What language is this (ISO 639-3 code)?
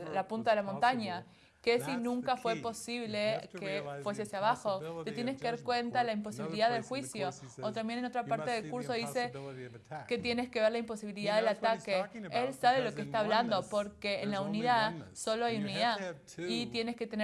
spa